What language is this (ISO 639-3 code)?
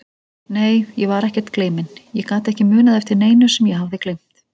isl